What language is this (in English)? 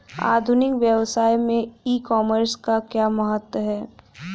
Hindi